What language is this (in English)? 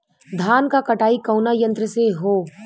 Bhojpuri